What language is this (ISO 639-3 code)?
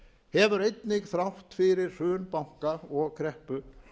isl